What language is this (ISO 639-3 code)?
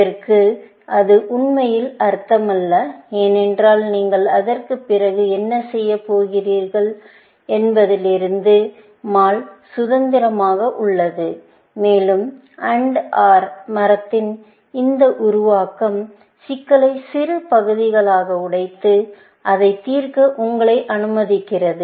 tam